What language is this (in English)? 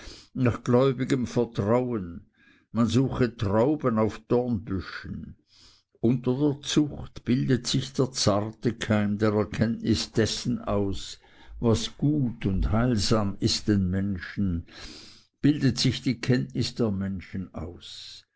German